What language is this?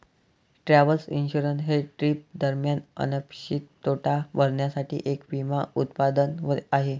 Marathi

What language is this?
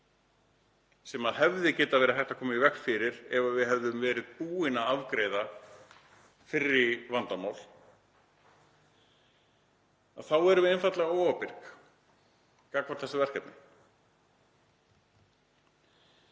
Icelandic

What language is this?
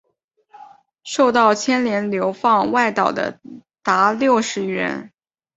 Chinese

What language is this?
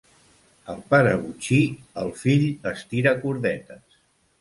Catalan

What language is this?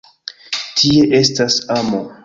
Esperanto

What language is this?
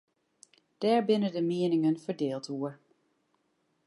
Western Frisian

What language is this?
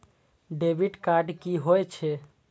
Maithili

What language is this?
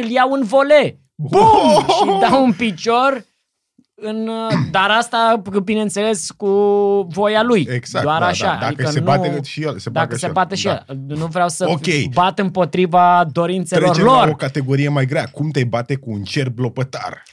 Romanian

